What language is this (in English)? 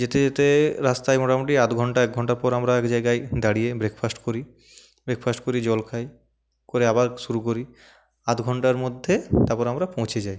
Bangla